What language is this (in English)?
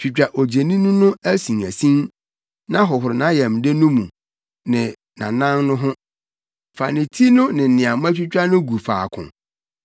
Akan